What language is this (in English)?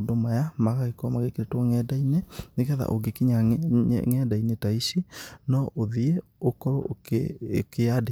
Kikuyu